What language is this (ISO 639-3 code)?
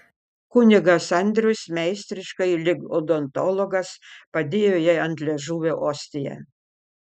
lit